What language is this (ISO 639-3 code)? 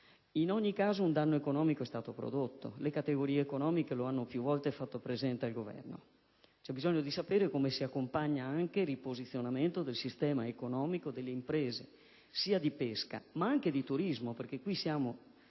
ita